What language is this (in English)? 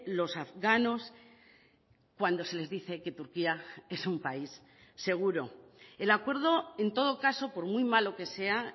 Spanish